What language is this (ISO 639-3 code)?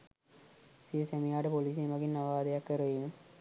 sin